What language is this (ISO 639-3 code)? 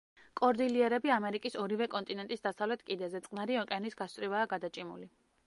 kat